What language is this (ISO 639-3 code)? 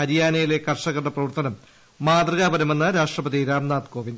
mal